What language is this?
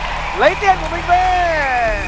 Vietnamese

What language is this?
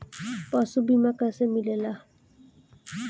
Bhojpuri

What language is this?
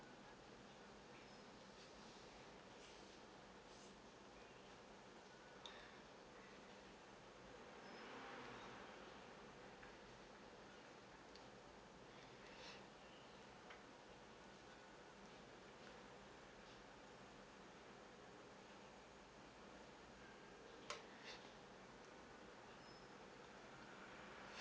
English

